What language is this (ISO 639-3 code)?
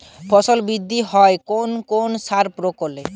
ben